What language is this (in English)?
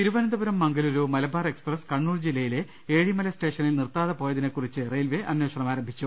Malayalam